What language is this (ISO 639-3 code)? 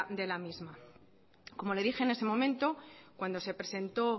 spa